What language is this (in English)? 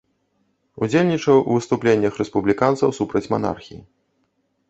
Belarusian